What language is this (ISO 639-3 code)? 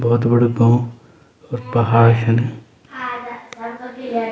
gbm